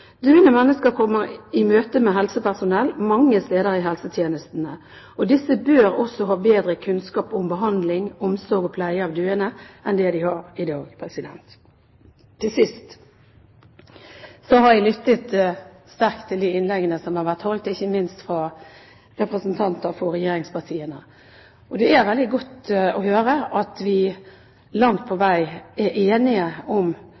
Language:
Norwegian Bokmål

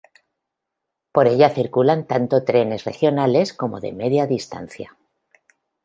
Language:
Spanish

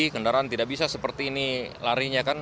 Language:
Indonesian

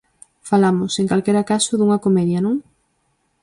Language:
Galician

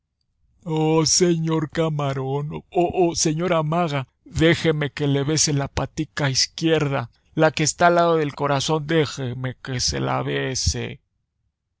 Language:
Spanish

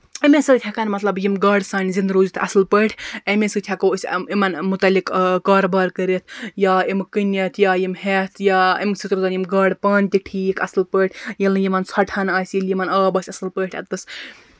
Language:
Kashmiri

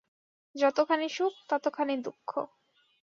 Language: Bangla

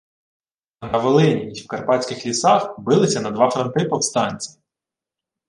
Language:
Ukrainian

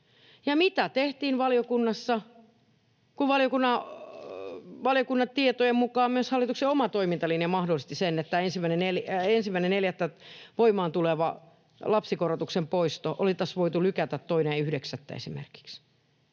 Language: Finnish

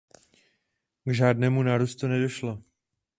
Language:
Czech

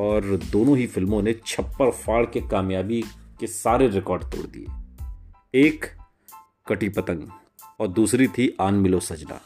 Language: Hindi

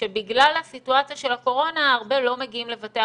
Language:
Hebrew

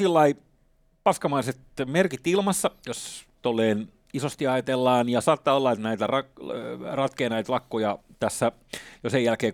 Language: Finnish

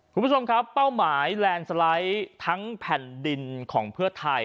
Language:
Thai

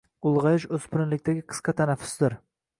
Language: Uzbek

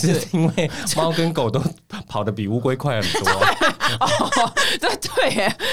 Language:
Chinese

